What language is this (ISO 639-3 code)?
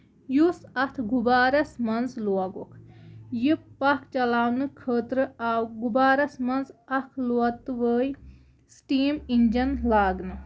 kas